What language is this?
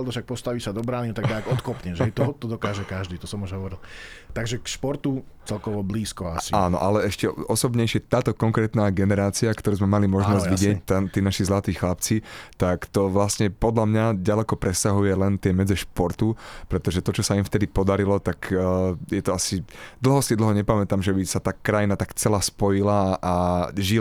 Slovak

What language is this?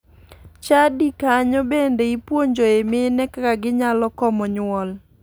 Luo (Kenya and Tanzania)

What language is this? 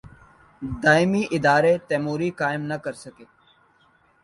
Urdu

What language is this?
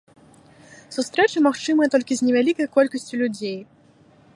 Belarusian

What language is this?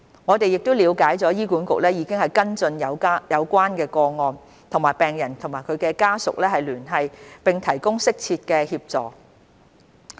Cantonese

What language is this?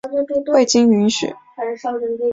Chinese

